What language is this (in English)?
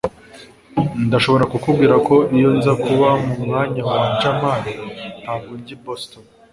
Kinyarwanda